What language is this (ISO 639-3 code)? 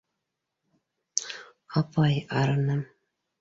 bak